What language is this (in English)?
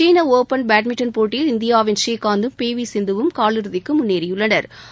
Tamil